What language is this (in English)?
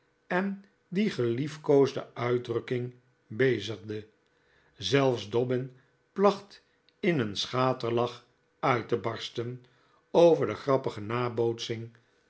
Dutch